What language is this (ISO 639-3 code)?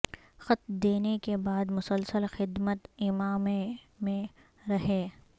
urd